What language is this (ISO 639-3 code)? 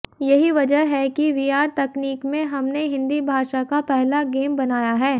hin